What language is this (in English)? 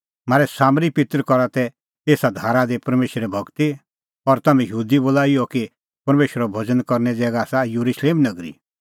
Kullu Pahari